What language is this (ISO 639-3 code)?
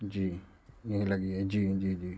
urd